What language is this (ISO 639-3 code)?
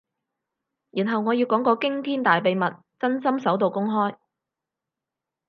yue